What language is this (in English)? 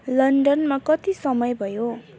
Nepali